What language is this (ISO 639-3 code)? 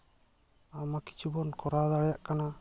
sat